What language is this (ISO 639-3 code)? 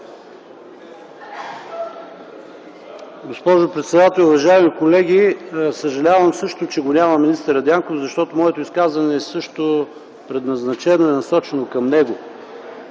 bul